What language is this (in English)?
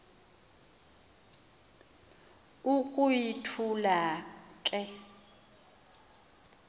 Xhosa